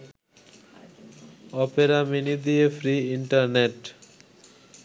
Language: Bangla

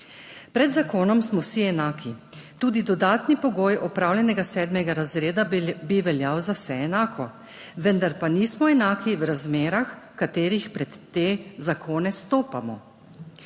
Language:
Slovenian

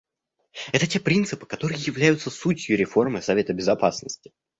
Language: Russian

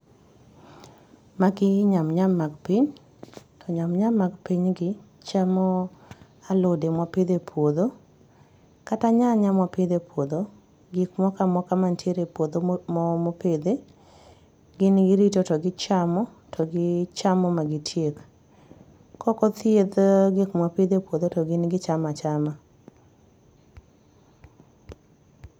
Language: Luo (Kenya and Tanzania)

